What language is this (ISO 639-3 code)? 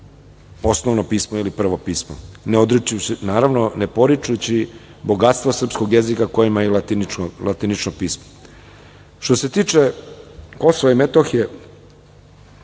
srp